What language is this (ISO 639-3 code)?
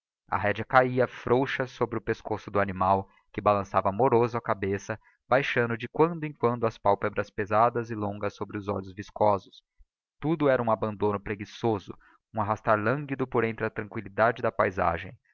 por